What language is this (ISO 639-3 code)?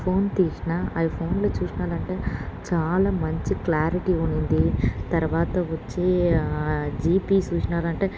tel